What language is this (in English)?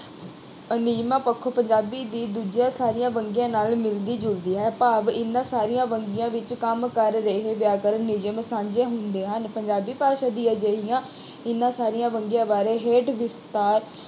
Punjabi